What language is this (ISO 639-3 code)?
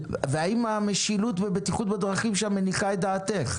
heb